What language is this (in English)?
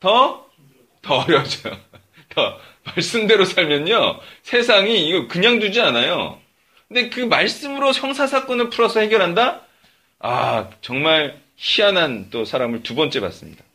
Korean